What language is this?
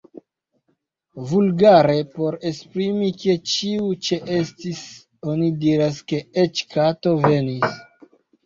Esperanto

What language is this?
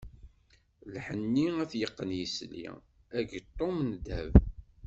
Kabyle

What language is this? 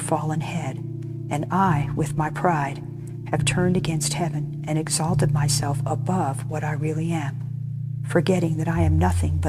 English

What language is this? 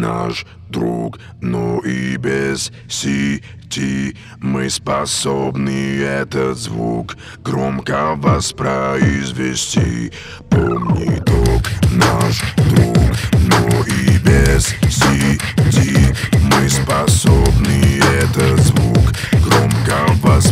Russian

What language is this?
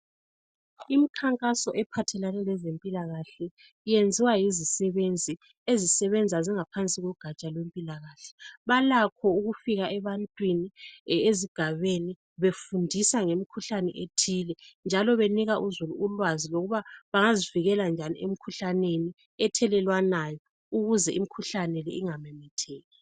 North Ndebele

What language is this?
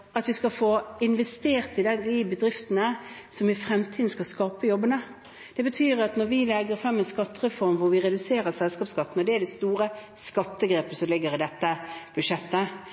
Norwegian Bokmål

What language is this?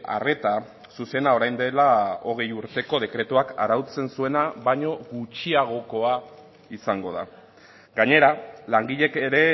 Basque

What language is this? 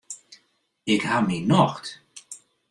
Western Frisian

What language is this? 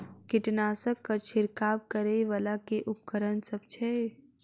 Maithili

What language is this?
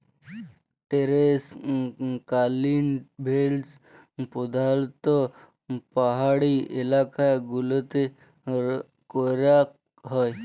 Bangla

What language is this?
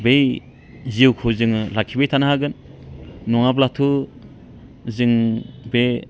Bodo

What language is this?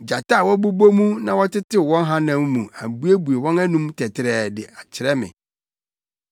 Akan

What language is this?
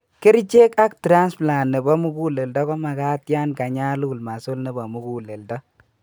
Kalenjin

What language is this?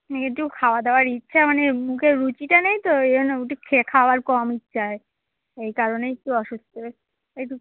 Bangla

